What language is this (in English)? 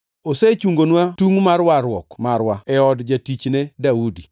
Luo (Kenya and Tanzania)